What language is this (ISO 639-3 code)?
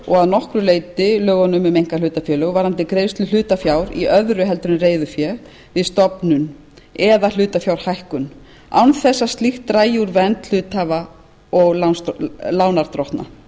isl